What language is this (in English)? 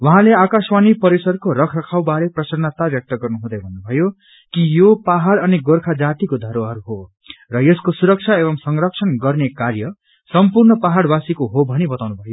Nepali